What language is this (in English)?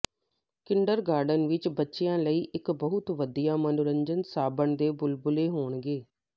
Punjabi